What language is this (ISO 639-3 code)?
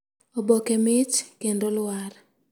luo